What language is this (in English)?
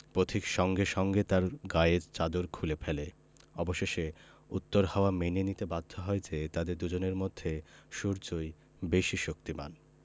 Bangla